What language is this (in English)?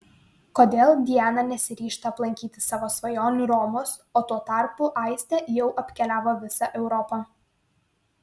Lithuanian